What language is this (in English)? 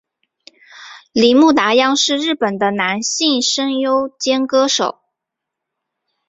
Chinese